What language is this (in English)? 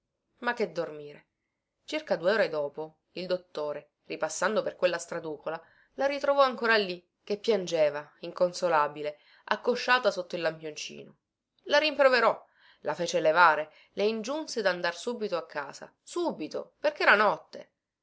Italian